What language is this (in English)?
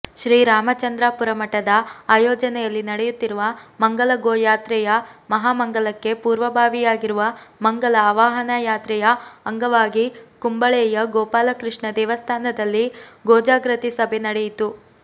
Kannada